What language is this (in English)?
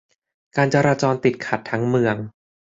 Thai